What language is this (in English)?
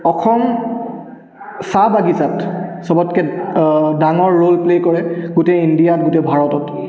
Assamese